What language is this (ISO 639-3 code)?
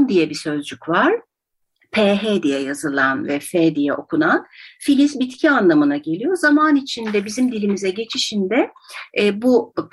tur